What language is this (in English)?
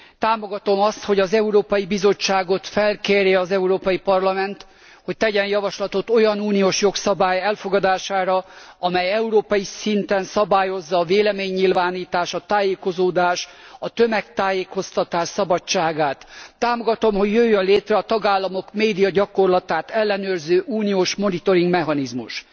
Hungarian